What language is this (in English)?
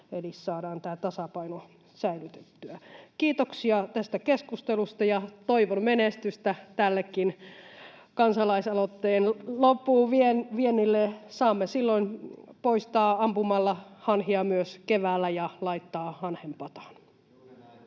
Finnish